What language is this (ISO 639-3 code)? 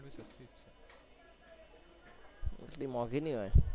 guj